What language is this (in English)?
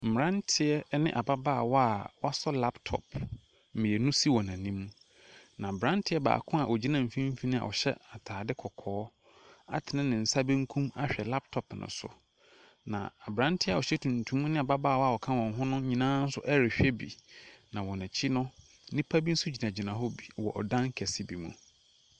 Akan